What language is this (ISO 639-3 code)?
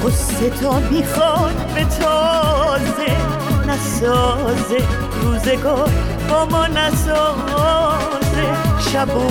fas